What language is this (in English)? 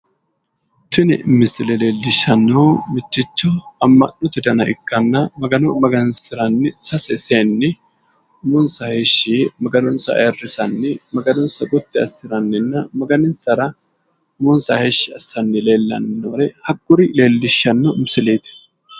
Sidamo